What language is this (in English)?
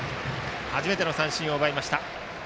Japanese